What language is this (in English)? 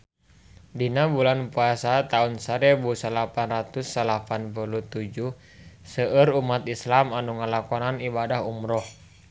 Sundanese